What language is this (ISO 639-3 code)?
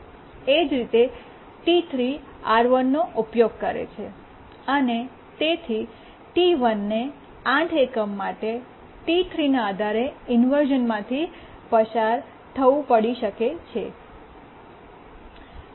guj